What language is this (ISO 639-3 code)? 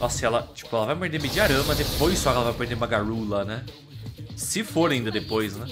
por